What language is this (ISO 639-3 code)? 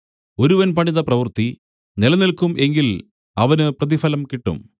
mal